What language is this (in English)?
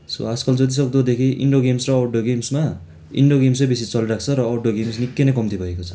Nepali